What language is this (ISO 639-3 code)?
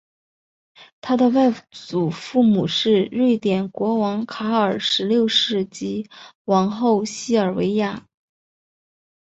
zho